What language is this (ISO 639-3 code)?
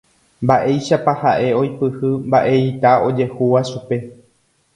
grn